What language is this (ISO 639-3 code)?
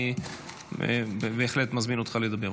heb